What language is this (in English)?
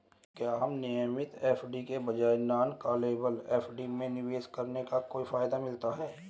Hindi